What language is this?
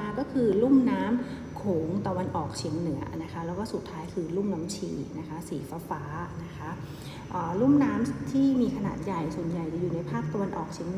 Thai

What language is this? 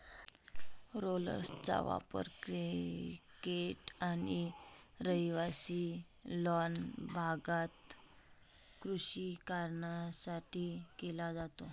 Marathi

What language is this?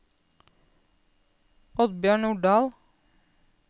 Norwegian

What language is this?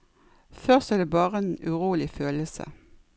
Norwegian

